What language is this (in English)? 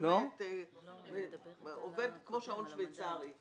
Hebrew